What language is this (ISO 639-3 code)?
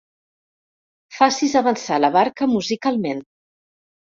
cat